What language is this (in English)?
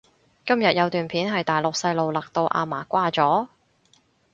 Cantonese